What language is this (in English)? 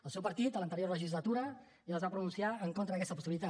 Catalan